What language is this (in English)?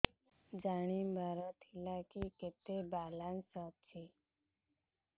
Odia